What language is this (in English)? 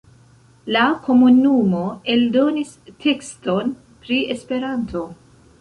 Esperanto